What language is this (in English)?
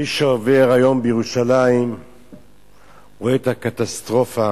Hebrew